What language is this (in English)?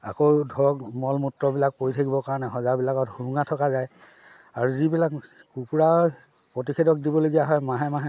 Assamese